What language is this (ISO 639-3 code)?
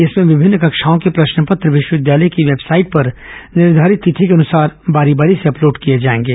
hin